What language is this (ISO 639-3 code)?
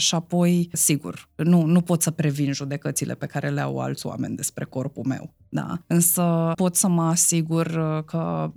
ron